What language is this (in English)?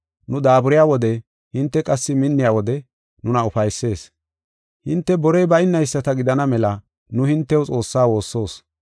Gofa